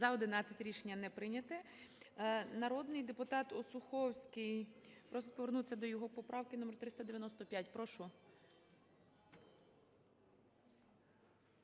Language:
Ukrainian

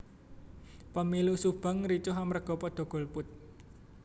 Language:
Javanese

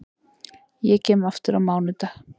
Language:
Icelandic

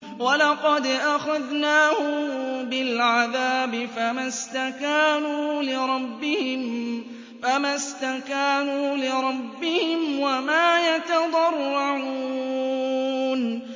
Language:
Arabic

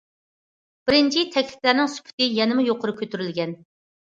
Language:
Uyghur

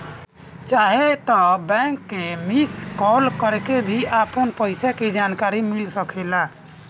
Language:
Bhojpuri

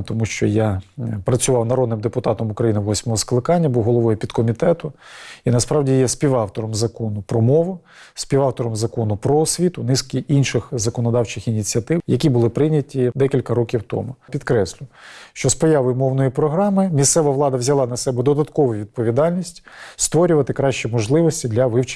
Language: Ukrainian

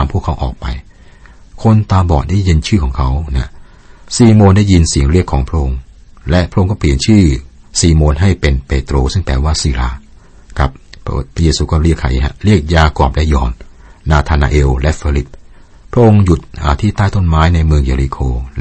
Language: Thai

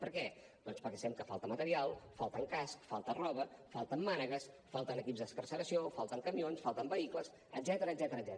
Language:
Catalan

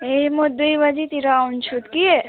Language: Nepali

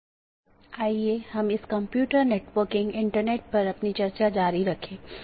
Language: Hindi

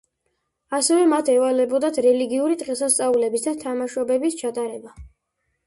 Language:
Georgian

